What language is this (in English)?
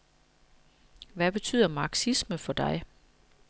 Danish